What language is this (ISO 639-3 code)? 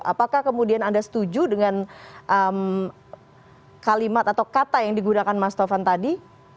ind